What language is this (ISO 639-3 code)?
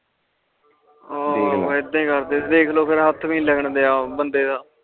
pan